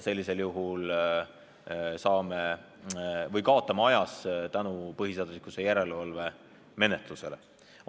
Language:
Estonian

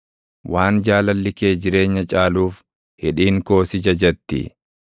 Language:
Oromo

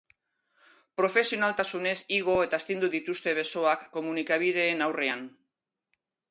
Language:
Basque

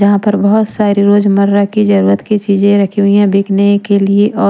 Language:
Hindi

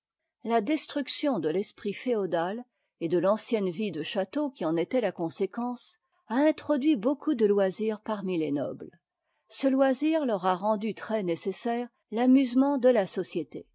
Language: French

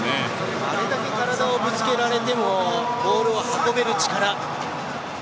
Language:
Japanese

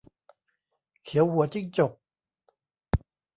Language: Thai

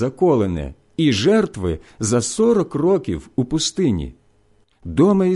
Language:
Ukrainian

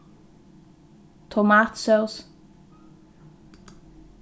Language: Faroese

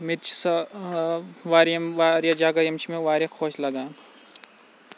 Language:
Kashmiri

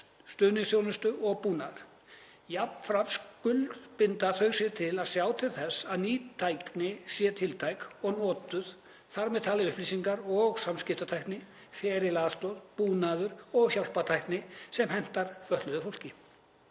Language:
Icelandic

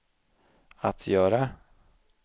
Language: Swedish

